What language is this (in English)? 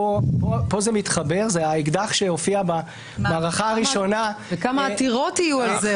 Hebrew